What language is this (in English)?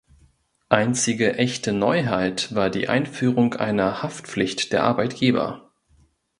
German